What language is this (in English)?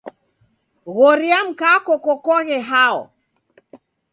Taita